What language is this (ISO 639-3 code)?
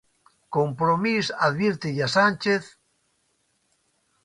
glg